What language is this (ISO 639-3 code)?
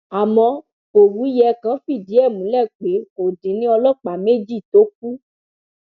yor